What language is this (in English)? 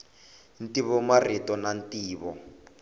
Tsonga